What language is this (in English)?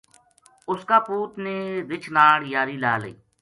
Gujari